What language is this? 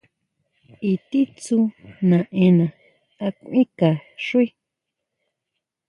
Huautla Mazatec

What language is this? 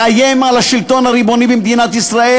Hebrew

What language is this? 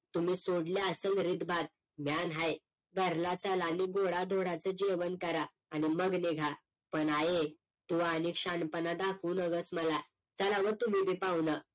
Marathi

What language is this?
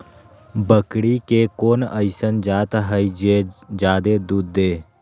Magahi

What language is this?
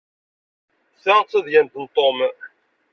Kabyle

